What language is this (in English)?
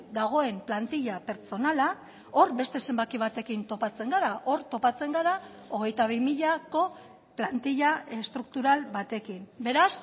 Basque